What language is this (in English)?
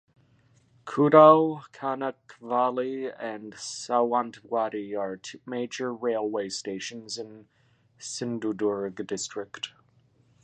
English